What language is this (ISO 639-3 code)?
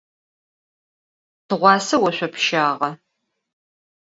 ady